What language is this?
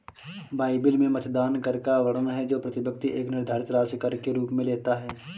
Hindi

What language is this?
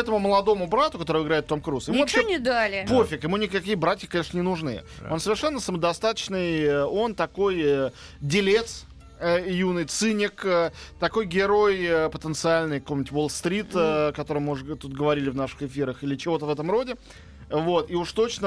Russian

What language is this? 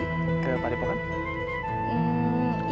Indonesian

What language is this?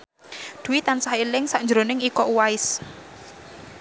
Javanese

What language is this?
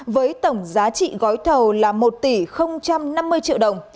Vietnamese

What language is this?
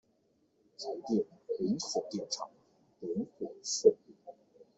Chinese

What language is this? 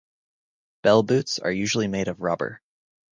English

